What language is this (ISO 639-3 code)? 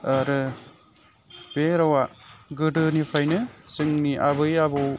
brx